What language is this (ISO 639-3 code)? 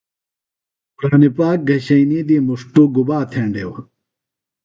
phl